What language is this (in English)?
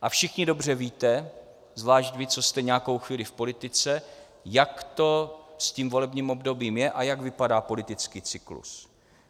Czech